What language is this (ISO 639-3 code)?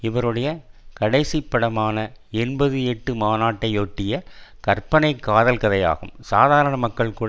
tam